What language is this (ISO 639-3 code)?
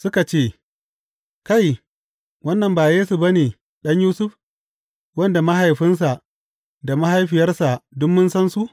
hau